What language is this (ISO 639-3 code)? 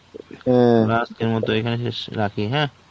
ben